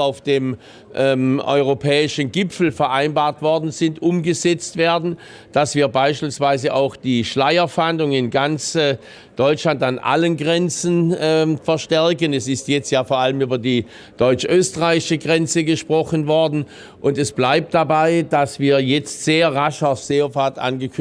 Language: German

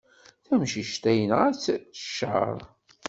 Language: Kabyle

